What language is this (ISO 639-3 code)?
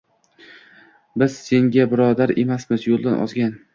uzb